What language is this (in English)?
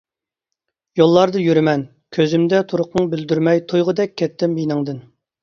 Uyghur